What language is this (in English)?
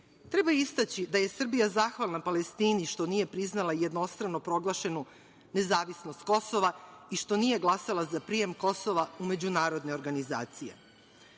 Serbian